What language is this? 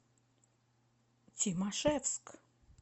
Russian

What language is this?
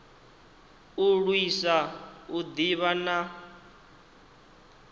Venda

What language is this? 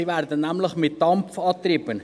Swiss German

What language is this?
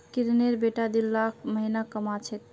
Magahi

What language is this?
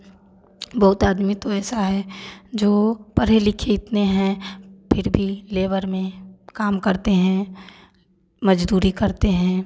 Hindi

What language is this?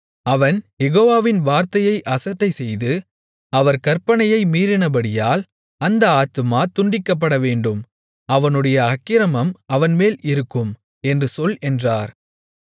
Tamil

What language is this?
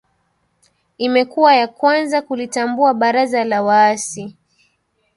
Swahili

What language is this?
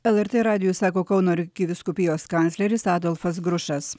Lithuanian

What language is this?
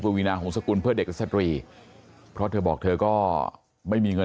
Thai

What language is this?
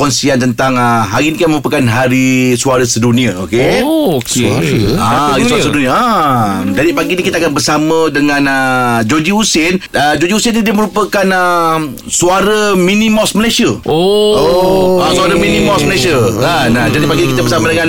Malay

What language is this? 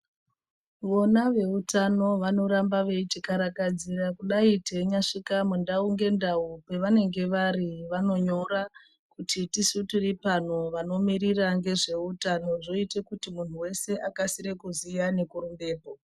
Ndau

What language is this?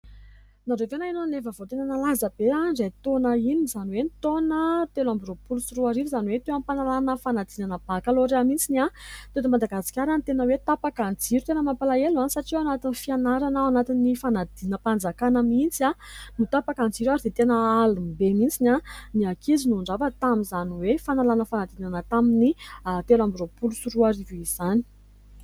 Malagasy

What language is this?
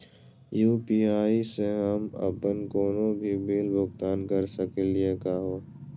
Magahi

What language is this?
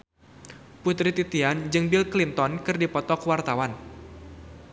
Sundanese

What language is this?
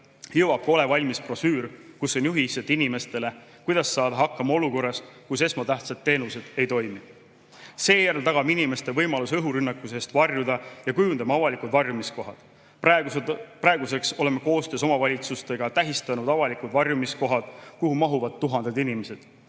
Estonian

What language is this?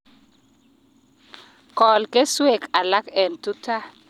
Kalenjin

